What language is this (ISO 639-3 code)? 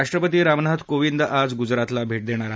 mar